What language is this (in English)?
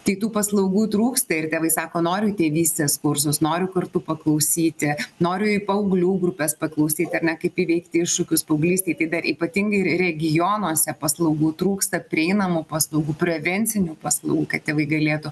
Lithuanian